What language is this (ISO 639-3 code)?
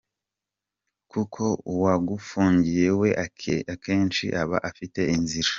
kin